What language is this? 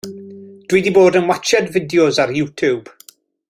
Welsh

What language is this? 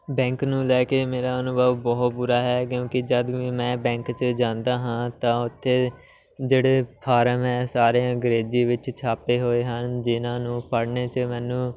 Punjabi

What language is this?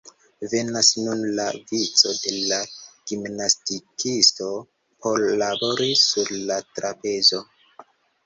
Esperanto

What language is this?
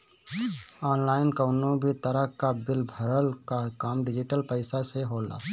Bhojpuri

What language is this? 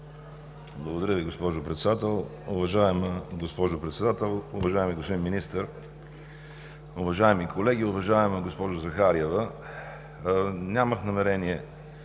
Bulgarian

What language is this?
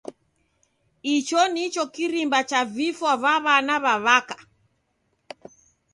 Taita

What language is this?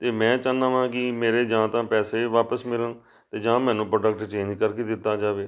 Punjabi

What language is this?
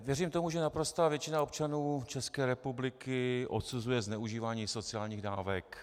Czech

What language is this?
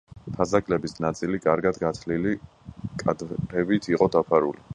Georgian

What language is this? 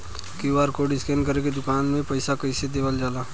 Bhojpuri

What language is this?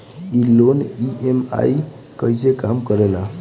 Bhojpuri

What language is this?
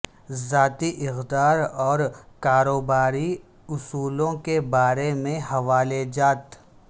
Urdu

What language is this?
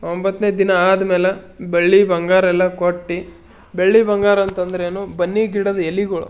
Kannada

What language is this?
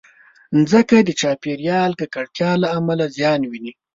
Pashto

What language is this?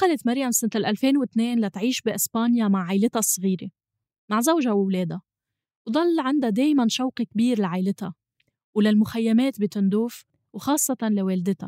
Arabic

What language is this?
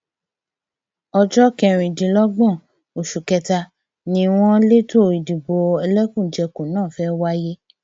Yoruba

